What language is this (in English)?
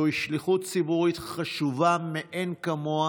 Hebrew